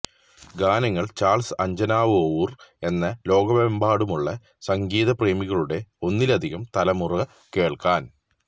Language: Malayalam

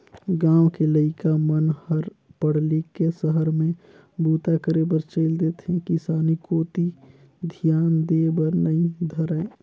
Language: Chhattisgarhi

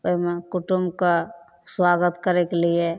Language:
Maithili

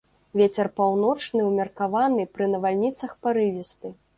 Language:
Belarusian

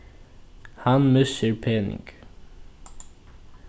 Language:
Faroese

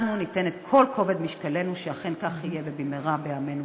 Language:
Hebrew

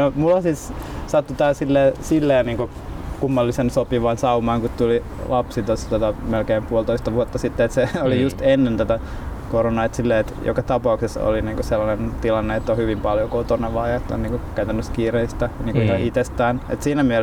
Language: Finnish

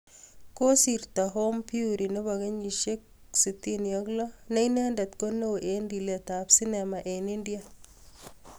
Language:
Kalenjin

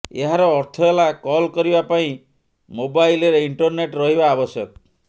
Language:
Odia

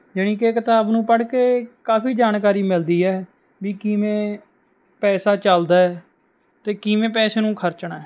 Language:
Punjabi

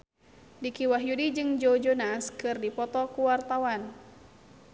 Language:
Sundanese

